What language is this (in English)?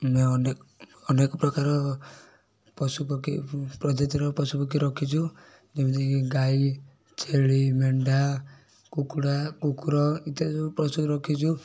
Odia